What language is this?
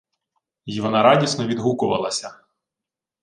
Ukrainian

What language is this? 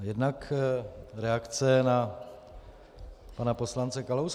Czech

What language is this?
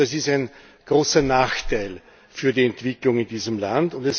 German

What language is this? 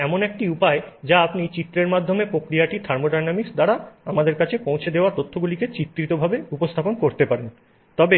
Bangla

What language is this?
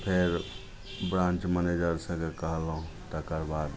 Maithili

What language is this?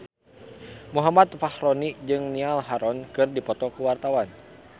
Sundanese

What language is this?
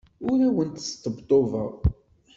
Kabyle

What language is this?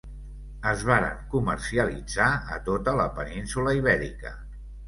Catalan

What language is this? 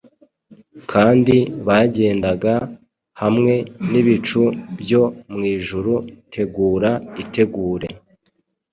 Kinyarwanda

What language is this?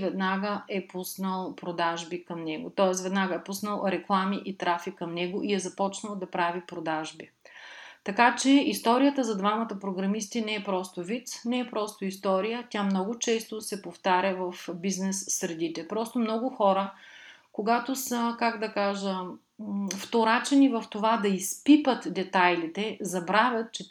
Bulgarian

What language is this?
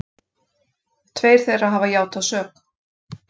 Icelandic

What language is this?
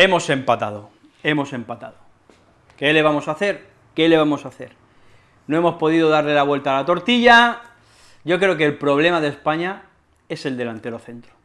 Spanish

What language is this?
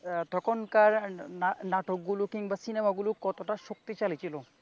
Bangla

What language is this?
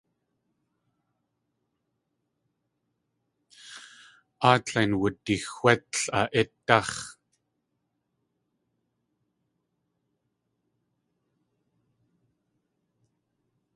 Tlingit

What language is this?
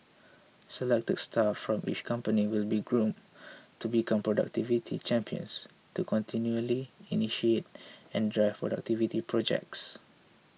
English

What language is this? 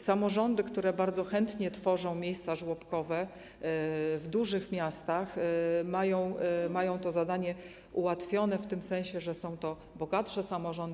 Polish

